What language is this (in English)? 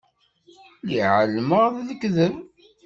Kabyle